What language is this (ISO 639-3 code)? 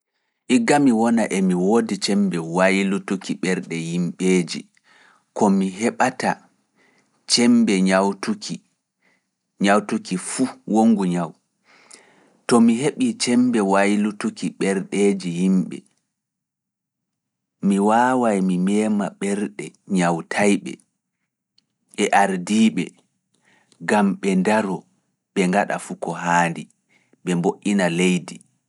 ful